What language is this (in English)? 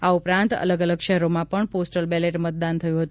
Gujarati